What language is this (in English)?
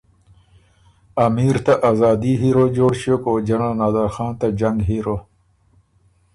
Ormuri